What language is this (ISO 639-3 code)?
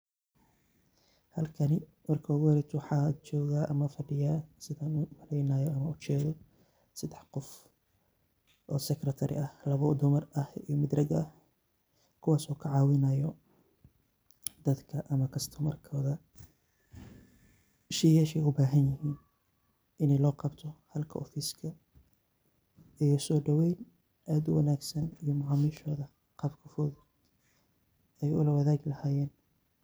som